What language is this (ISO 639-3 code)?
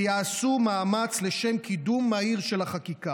heb